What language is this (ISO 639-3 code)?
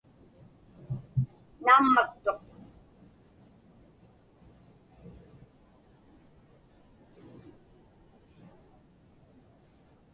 ipk